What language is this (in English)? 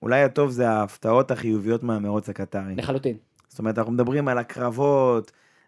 Hebrew